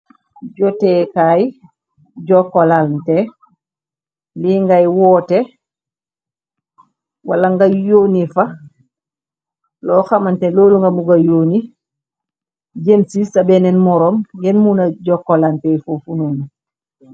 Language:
Wolof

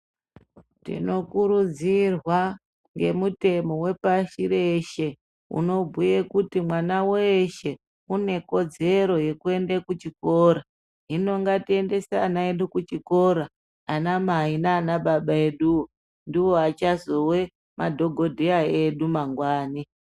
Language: Ndau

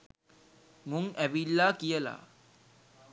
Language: Sinhala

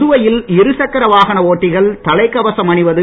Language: Tamil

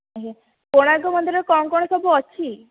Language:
Odia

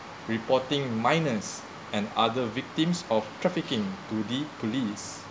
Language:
English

